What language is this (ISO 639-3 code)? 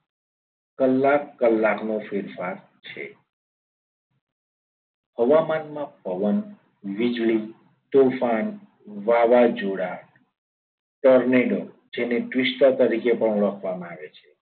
guj